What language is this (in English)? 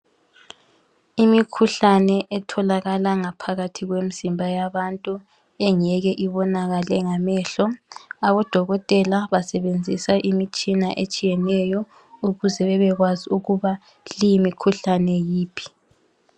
North Ndebele